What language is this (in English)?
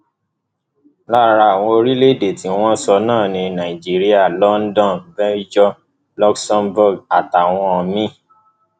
Yoruba